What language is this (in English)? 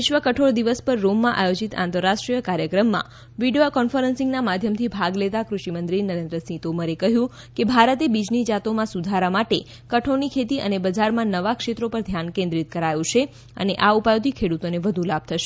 Gujarati